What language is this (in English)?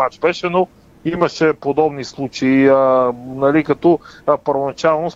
Bulgarian